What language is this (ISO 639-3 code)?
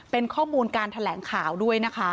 tha